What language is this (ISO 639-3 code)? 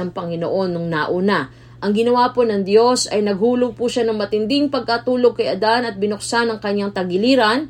fil